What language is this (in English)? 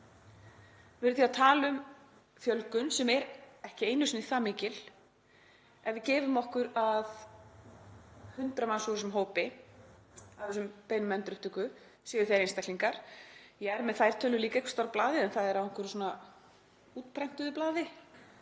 Icelandic